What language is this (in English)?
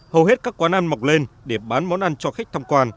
Vietnamese